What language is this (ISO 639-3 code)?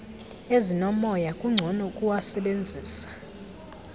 xho